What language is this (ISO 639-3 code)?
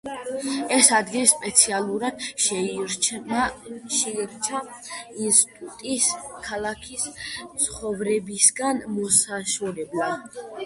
kat